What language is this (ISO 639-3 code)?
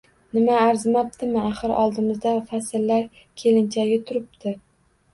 uzb